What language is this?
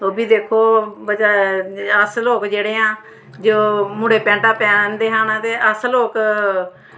Dogri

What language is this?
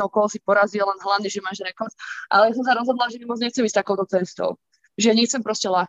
Slovak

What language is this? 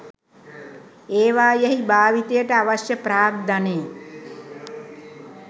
Sinhala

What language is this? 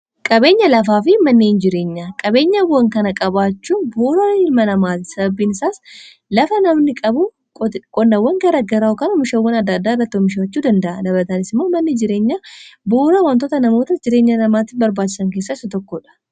Oromo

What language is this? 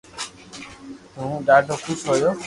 Loarki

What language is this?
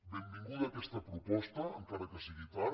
Catalan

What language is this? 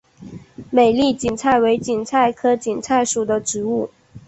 Chinese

